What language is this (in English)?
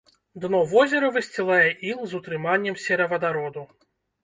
Belarusian